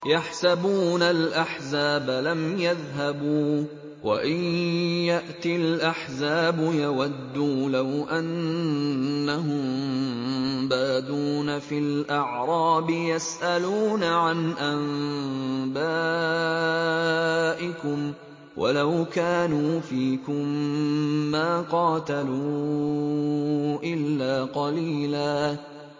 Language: Arabic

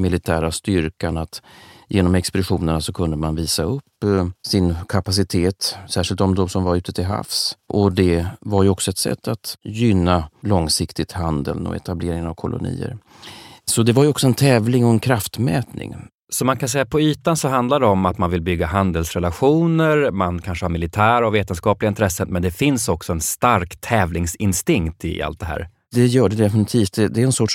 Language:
Swedish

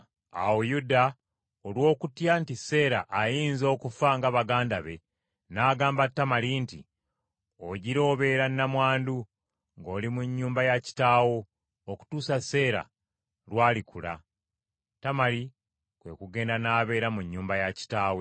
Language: Ganda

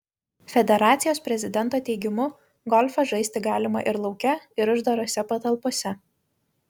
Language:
Lithuanian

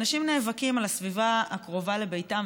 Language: Hebrew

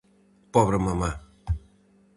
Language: Galician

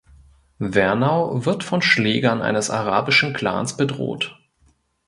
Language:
German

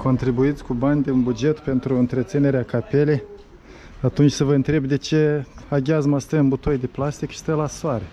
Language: Romanian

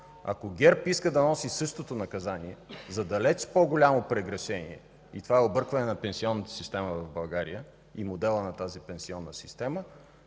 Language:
Bulgarian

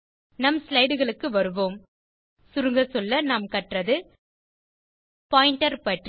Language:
Tamil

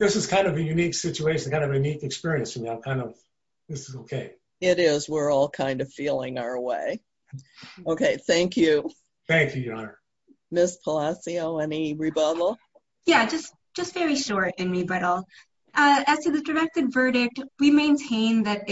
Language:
English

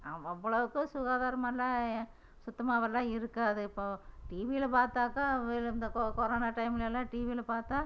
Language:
Tamil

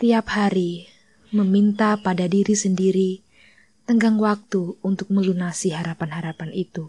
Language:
Indonesian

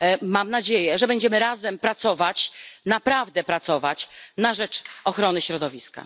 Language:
Polish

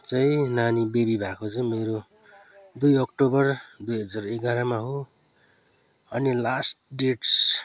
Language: Nepali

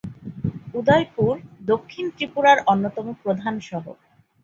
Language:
Bangla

